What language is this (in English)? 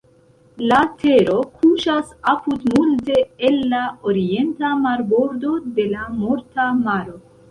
Esperanto